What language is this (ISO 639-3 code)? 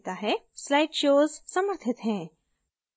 hin